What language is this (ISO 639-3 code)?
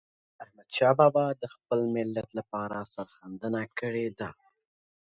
pus